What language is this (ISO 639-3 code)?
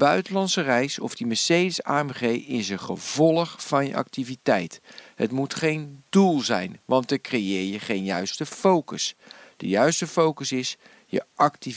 nld